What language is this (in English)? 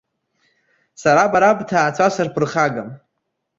Abkhazian